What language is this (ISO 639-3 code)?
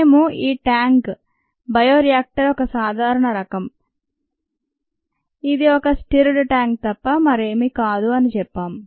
tel